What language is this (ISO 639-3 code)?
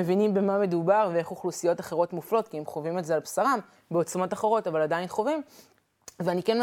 heb